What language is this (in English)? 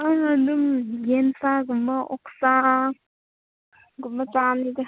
Manipuri